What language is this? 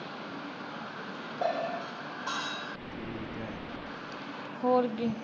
Punjabi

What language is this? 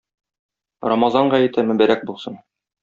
Tatar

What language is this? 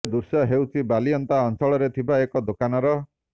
Odia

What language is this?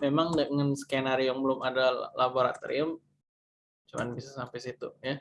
Indonesian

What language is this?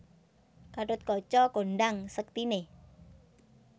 Javanese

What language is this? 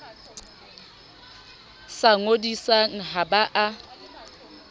Southern Sotho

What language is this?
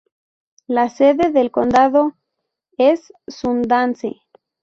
Spanish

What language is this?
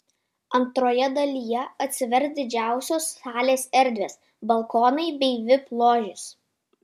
Lithuanian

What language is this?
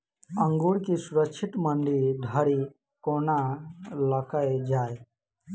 Maithili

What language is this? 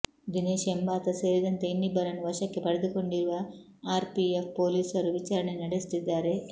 Kannada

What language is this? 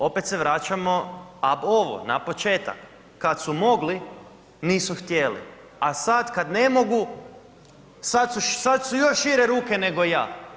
Croatian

